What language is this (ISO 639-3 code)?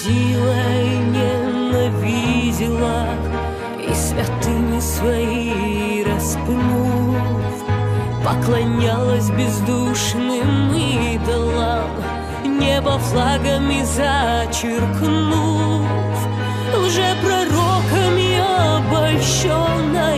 spa